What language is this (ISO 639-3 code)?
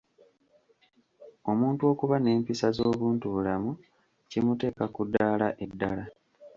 lug